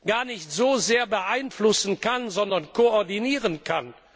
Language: German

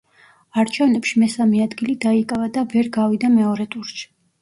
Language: Georgian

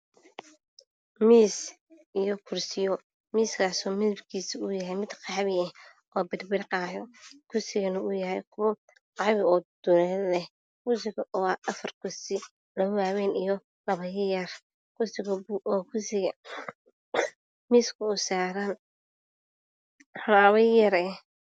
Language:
Somali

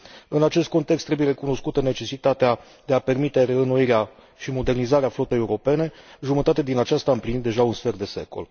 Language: Romanian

